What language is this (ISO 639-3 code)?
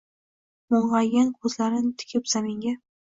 uzb